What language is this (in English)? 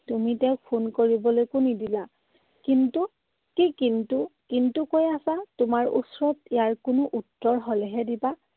Assamese